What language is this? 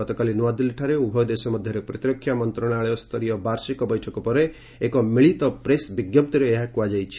Odia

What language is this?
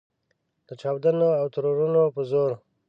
Pashto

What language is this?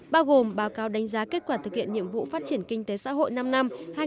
Vietnamese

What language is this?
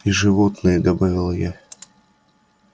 Russian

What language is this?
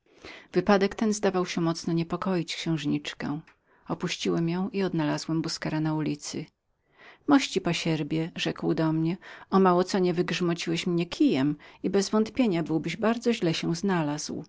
Polish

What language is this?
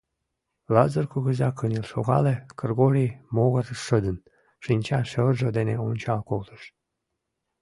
Mari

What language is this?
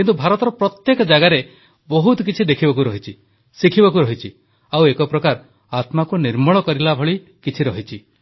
Odia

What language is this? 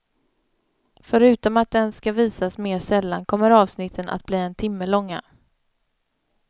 Swedish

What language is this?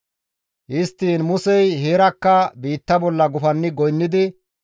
Gamo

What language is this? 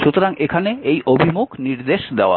Bangla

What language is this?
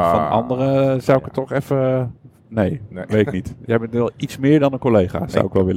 Dutch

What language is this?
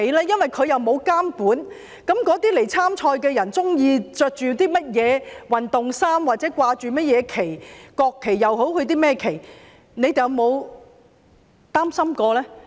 Cantonese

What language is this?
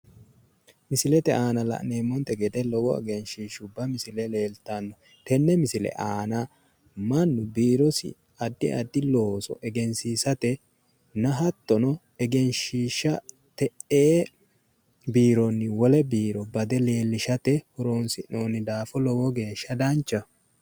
Sidamo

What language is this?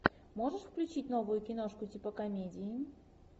Russian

